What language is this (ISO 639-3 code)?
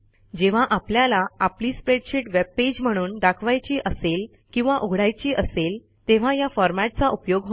mar